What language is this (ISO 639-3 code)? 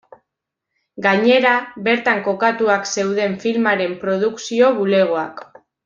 eus